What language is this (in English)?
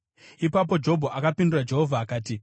Shona